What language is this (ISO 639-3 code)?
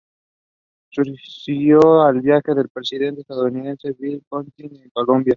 spa